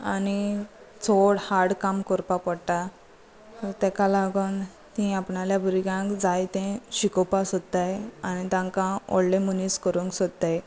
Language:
Konkani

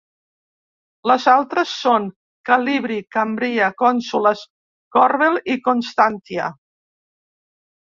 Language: Catalan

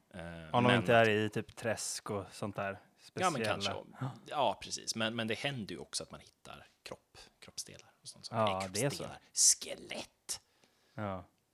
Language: Swedish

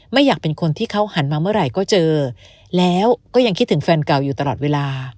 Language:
Thai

